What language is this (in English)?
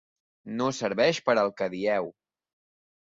Catalan